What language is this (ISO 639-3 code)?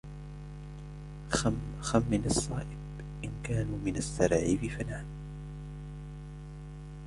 ara